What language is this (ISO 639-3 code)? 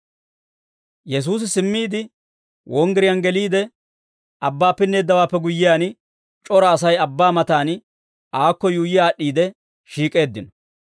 dwr